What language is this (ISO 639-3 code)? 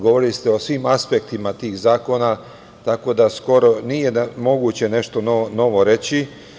srp